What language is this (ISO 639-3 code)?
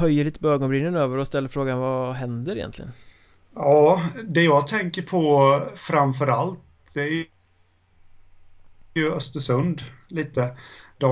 swe